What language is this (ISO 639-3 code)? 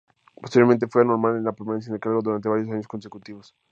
spa